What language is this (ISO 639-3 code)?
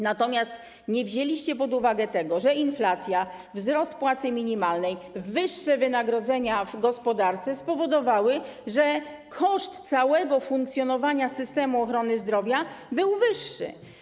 pol